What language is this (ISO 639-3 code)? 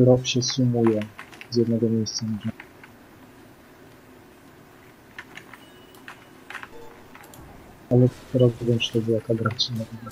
pol